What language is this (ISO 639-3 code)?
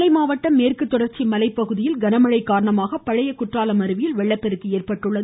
tam